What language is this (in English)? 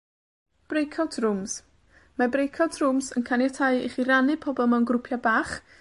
Welsh